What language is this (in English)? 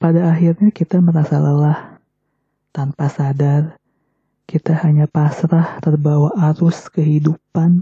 Indonesian